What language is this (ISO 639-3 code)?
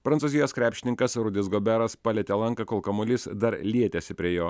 lit